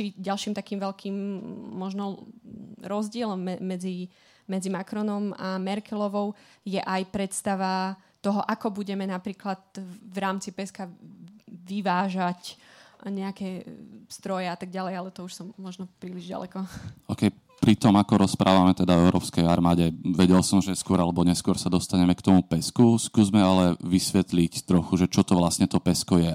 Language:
Slovak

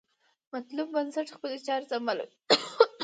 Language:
Pashto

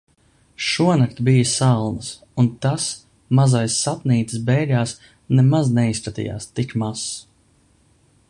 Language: Latvian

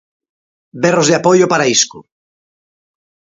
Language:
Galician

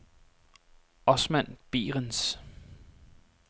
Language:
Danish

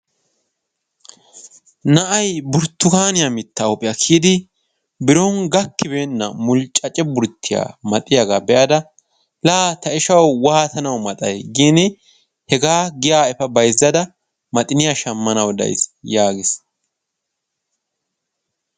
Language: Wolaytta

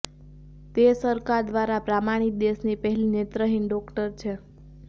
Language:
Gujarati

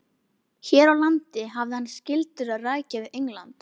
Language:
Icelandic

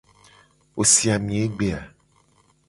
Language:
Gen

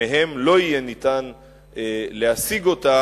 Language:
Hebrew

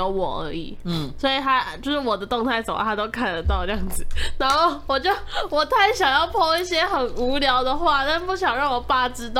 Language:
Chinese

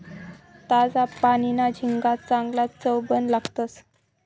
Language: Marathi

